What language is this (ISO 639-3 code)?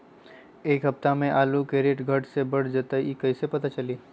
mag